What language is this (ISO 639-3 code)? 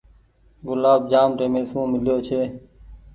gig